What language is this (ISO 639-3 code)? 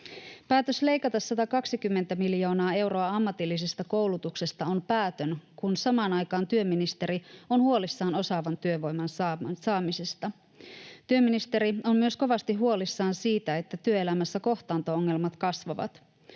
fin